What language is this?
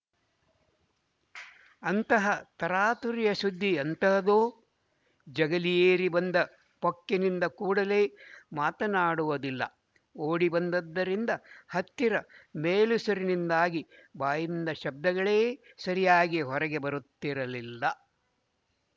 Kannada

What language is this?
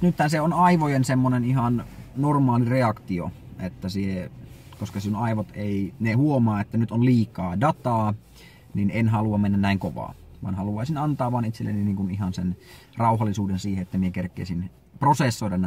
Finnish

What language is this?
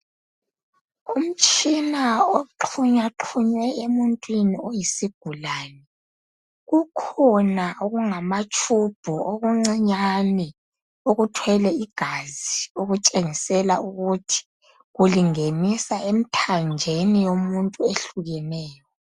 North Ndebele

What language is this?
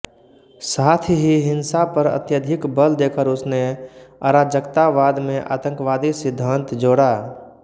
Hindi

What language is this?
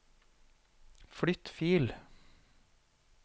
Norwegian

